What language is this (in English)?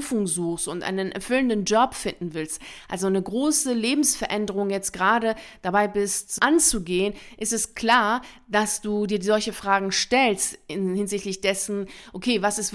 German